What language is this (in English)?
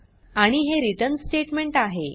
Marathi